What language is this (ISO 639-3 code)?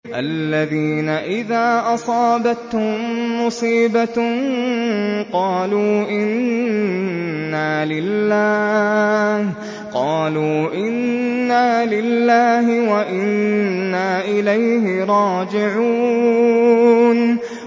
ara